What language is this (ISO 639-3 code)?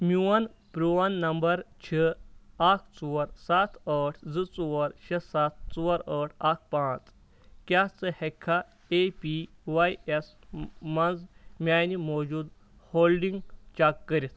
kas